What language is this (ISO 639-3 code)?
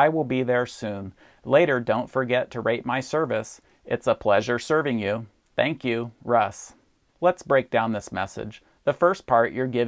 eng